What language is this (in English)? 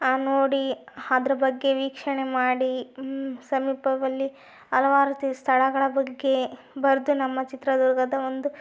Kannada